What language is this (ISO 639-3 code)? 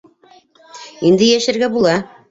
bak